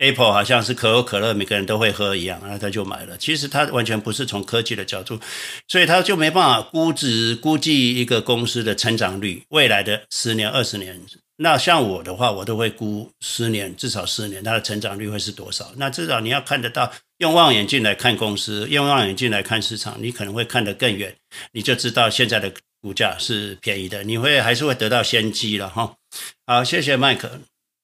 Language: Chinese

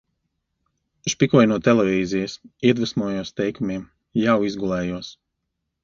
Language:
Latvian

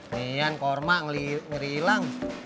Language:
Indonesian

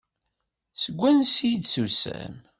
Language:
Kabyle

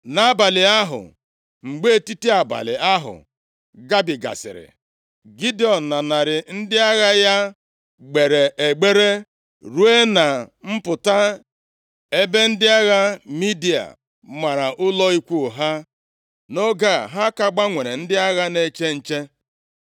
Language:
Igbo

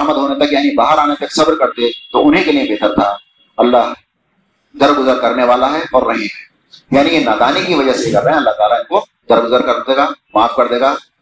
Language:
Urdu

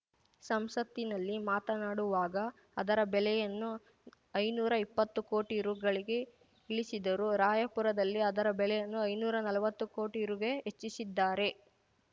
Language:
Kannada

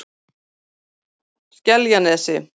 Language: Icelandic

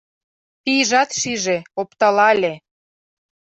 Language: Mari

